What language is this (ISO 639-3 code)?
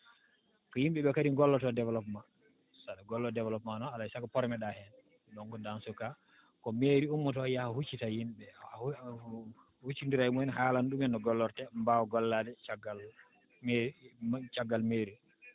ful